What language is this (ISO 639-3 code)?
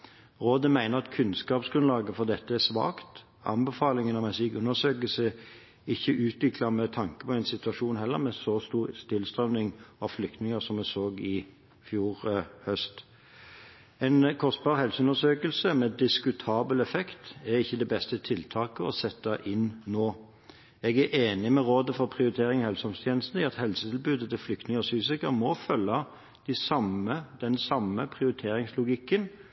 nob